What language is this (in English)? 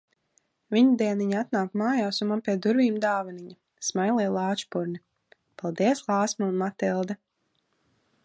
Latvian